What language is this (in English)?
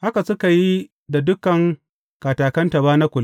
Hausa